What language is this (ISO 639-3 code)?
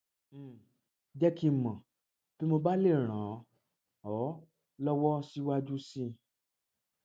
yor